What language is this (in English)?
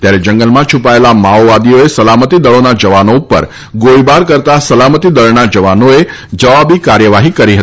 Gujarati